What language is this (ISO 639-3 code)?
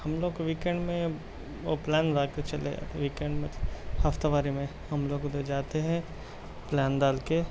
urd